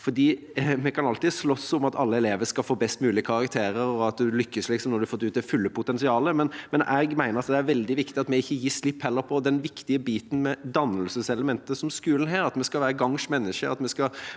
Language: Norwegian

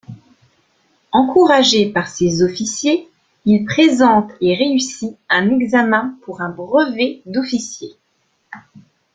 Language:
French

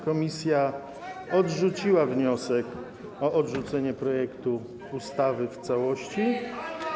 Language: Polish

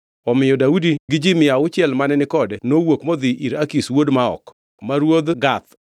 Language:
Luo (Kenya and Tanzania)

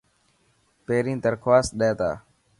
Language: Dhatki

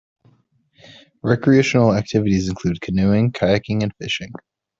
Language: English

